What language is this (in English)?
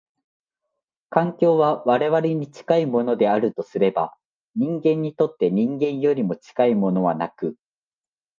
Japanese